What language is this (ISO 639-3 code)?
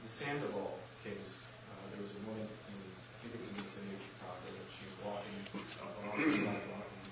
eng